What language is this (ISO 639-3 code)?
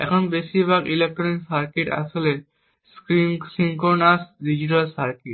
ben